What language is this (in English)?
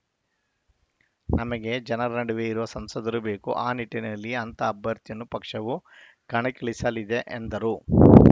Kannada